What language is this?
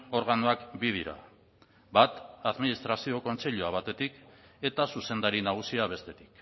Basque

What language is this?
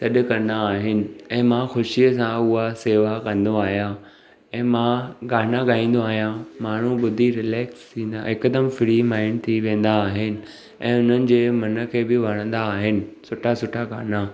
Sindhi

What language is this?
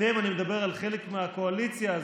Hebrew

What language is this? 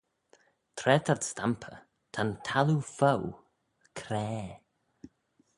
Manx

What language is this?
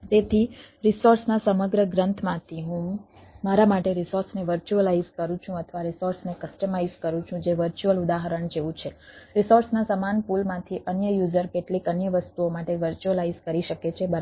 Gujarati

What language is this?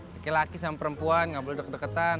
Indonesian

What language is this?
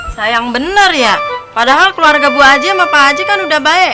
Indonesian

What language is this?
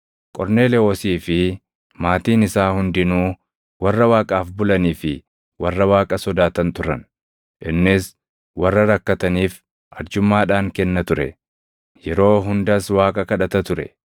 Oromo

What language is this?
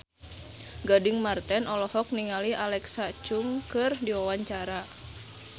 Sundanese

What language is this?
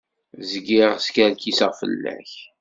Kabyle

